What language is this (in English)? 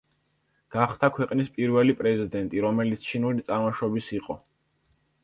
Georgian